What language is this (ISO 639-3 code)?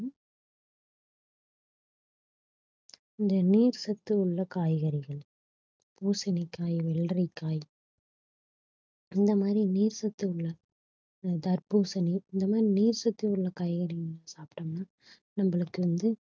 tam